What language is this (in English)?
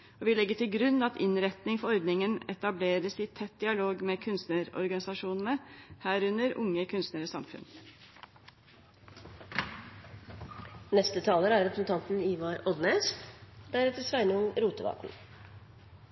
Norwegian